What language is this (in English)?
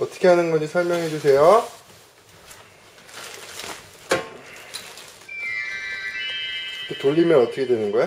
Korean